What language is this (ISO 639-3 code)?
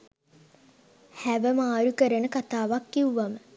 sin